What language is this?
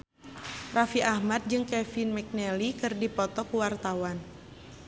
Sundanese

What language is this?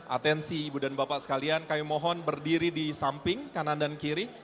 Indonesian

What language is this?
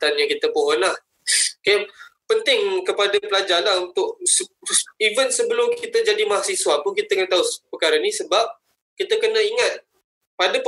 Malay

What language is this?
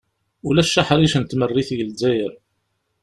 Kabyle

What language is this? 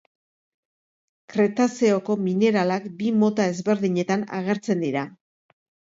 Basque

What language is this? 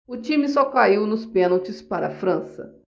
Portuguese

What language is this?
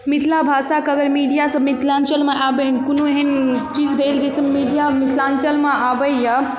Maithili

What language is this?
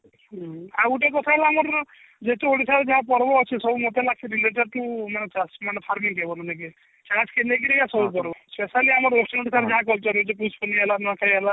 Odia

